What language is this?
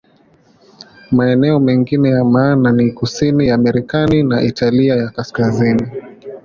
Swahili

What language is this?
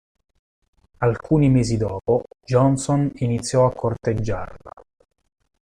Italian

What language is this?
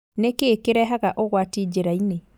Kikuyu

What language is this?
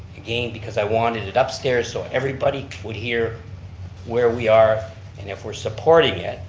English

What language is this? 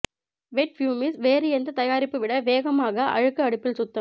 Tamil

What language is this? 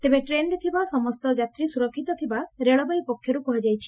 Odia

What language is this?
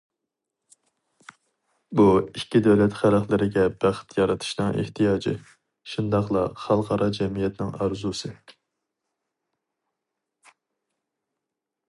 Uyghur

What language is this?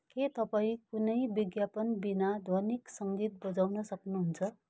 Nepali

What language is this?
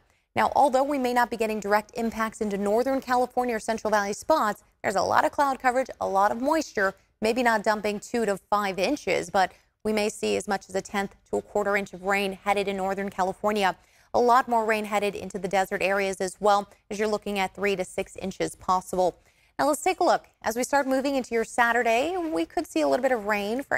English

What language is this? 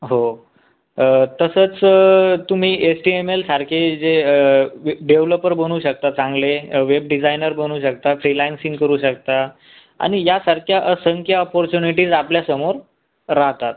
Marathi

